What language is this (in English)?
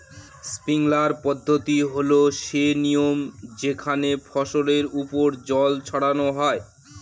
Bangla